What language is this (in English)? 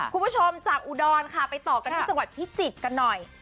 Thai